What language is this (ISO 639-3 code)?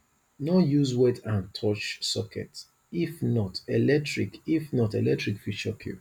pcm